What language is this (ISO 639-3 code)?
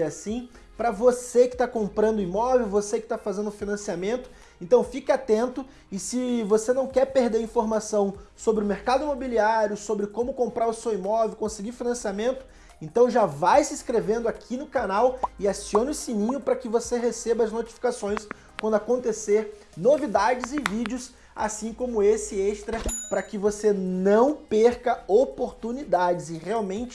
por